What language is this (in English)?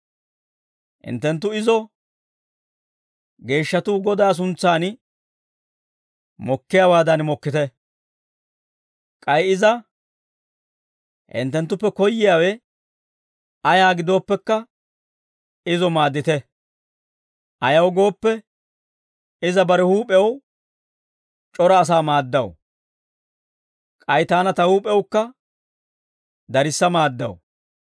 Dawro